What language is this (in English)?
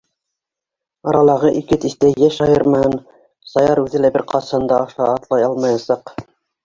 Bashkir